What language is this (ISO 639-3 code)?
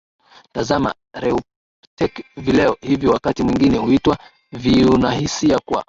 swa